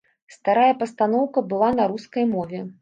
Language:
Belarusian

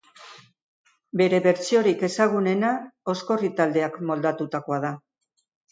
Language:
Basque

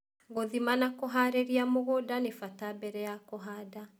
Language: Kikuyu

